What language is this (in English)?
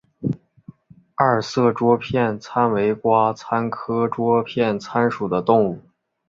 Chinese